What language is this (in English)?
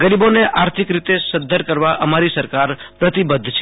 Gujarati